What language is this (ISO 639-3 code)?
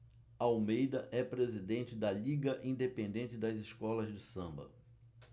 por